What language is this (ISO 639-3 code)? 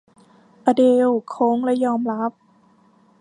tha